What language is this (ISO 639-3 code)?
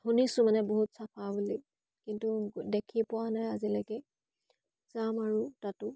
asm